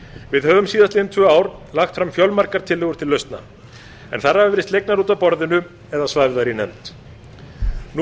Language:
Icelandic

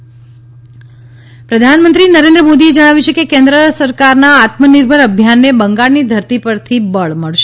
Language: Gujarati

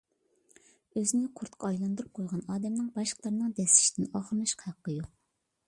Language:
Uyghur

